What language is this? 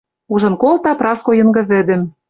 Western Mari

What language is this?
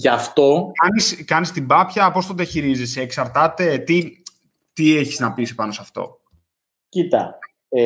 Greek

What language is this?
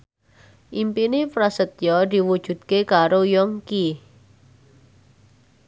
Javanese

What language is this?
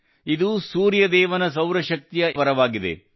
Kannada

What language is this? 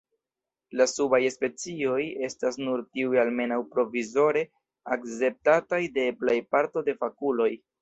Esperanto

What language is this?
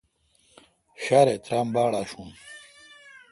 Kalkoti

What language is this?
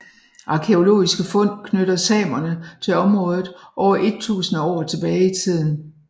Danish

